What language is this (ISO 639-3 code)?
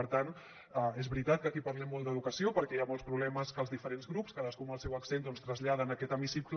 cat